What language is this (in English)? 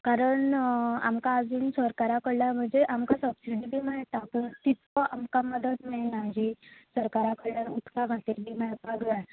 Konkani